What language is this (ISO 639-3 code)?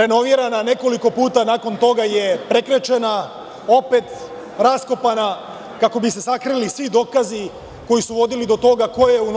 srp